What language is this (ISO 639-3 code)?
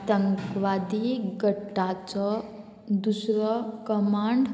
kok